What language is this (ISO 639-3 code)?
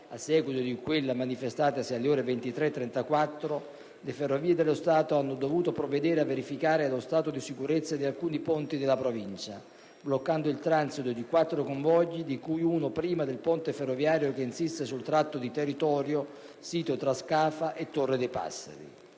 ita